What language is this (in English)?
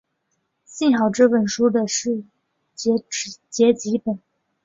Chinese